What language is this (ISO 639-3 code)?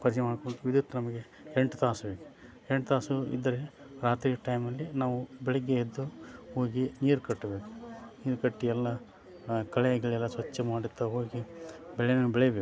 kan